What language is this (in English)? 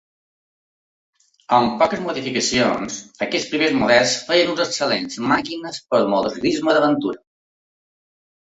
Catalan